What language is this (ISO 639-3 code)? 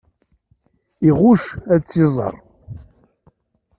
kab